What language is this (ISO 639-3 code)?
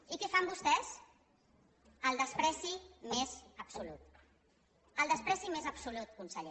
cat